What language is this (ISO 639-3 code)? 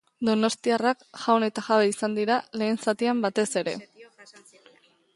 eus